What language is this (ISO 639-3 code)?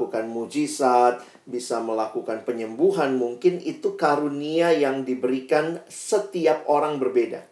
ind